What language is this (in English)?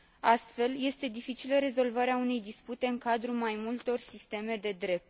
Romanian